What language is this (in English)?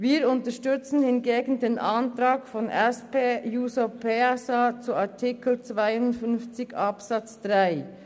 Swiss German